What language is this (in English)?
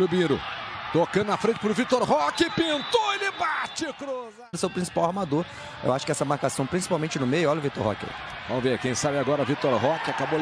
Portuguese